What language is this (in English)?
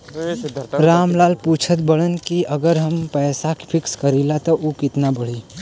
Bhojpuri